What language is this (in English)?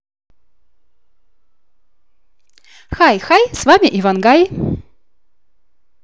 Russian